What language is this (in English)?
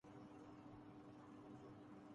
Urdu